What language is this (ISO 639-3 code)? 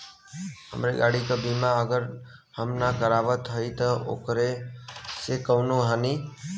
bho